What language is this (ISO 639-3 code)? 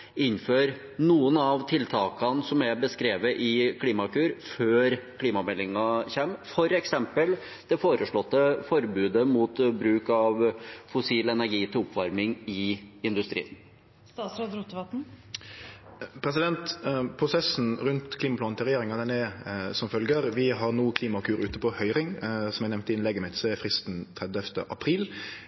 nor